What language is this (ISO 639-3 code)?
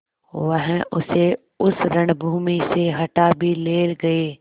hin